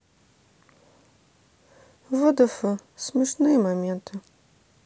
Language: Russian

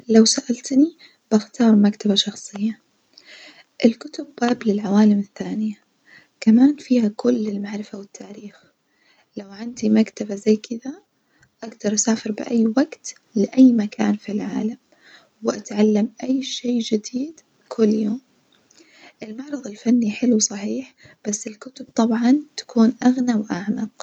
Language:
Najdi Arabic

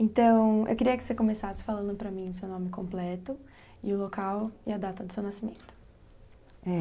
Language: Portuguese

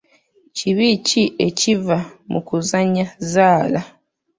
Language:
Ganda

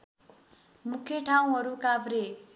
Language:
Nepali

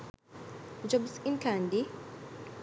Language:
Sinhala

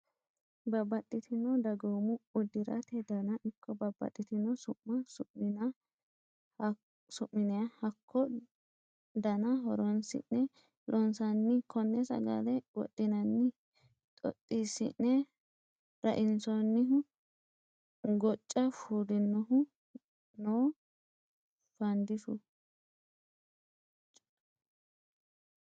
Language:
Sidamo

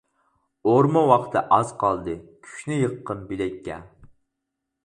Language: Uyghur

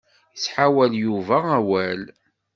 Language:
Kabyle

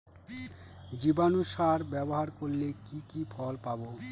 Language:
Bangla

